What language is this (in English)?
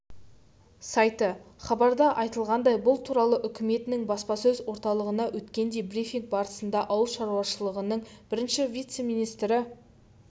Kazakh